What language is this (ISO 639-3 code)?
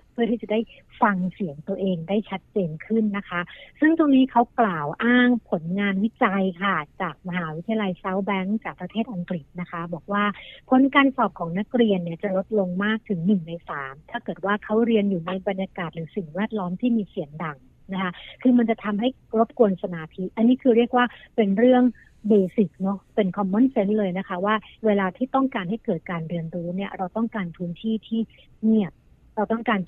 tha